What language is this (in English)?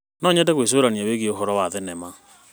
Kikuyu